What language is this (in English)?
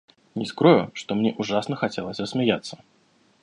Russian